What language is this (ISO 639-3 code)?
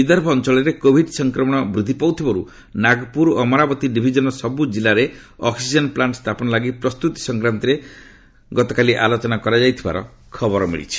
ori